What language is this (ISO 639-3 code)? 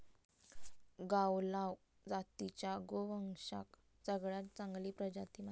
mar